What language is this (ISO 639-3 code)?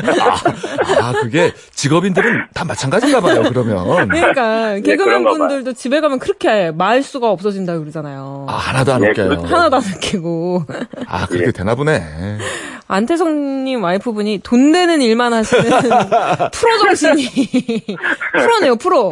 kor